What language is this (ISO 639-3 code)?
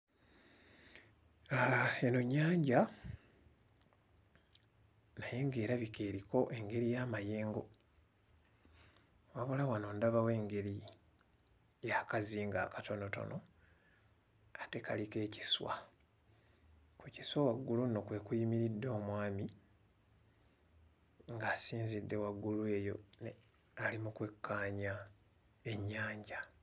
lug